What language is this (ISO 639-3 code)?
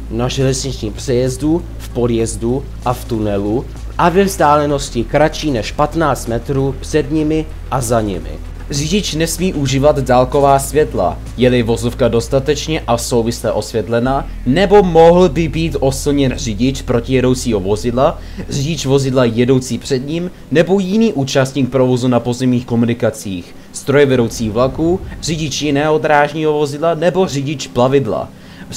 ces